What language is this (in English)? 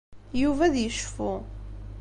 Kabyle